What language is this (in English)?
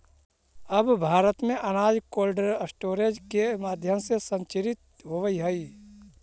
Magahi